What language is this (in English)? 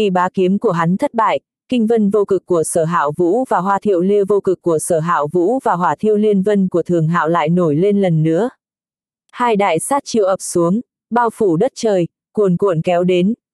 Vietnamese